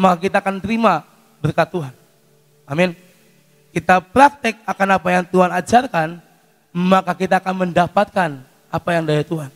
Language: Indonesian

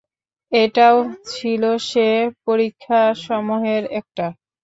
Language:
Bangla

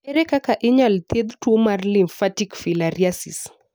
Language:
Luo (Kenya and Tanzania)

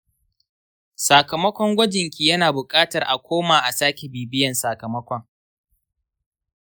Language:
Hausa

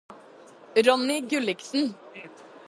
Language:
Norwegian Bokmål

